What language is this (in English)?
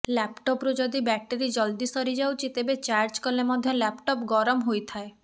Odia